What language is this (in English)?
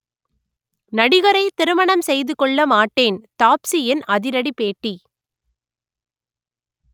Tamil